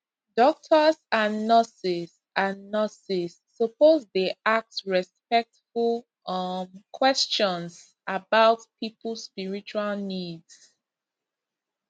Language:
Nigerian Pidgin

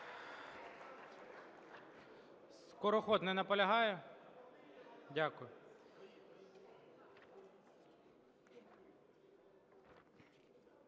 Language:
Ukrainian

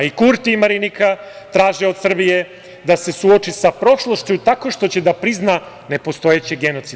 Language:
Serbian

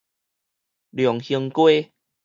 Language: Min Nan Chinese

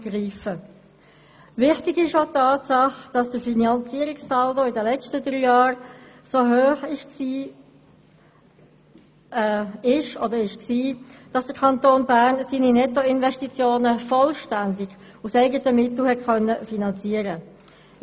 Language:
Swiss German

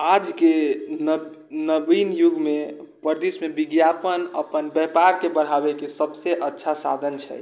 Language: Maithili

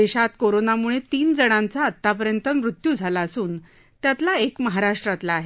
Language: Marathi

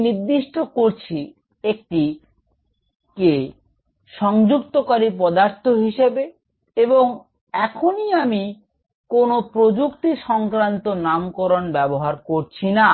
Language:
Bangla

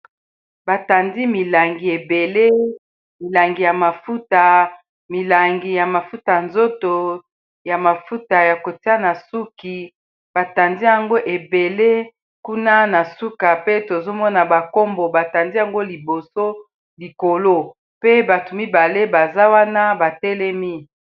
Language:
Lingala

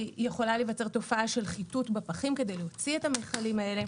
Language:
Hebrew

